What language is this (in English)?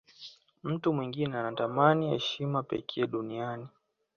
Swahili